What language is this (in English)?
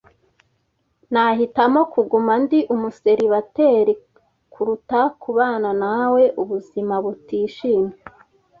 Kinyarwanda